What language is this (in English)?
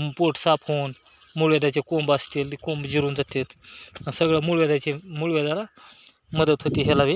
Romanian